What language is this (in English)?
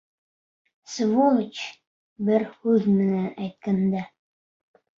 Bashkir